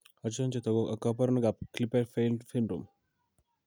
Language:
Kalenjin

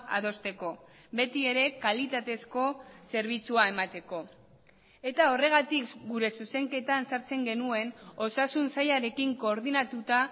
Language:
Basque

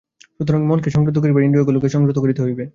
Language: Bangla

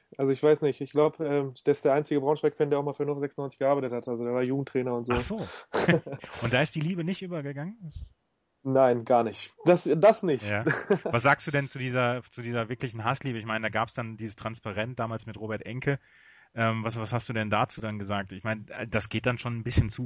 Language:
German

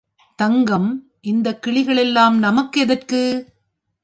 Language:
Tamil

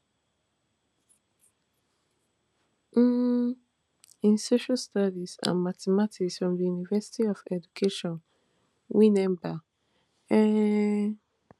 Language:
Nigerian Pidgin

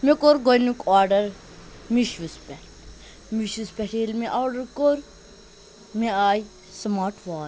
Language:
Kashmiri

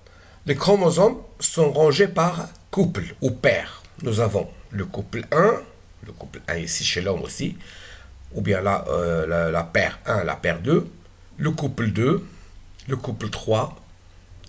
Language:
French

